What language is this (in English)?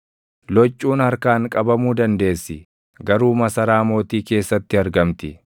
Oromo